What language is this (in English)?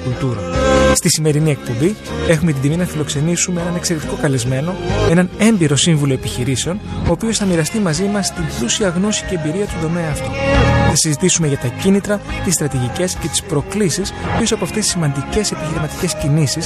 Greek